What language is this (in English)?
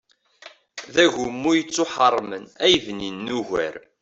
Kabyle